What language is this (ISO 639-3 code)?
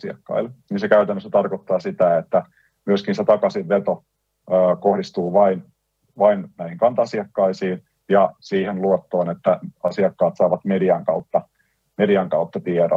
fin